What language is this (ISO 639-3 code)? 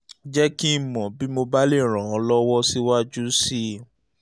yor